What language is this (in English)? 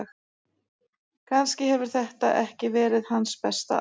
Icelandic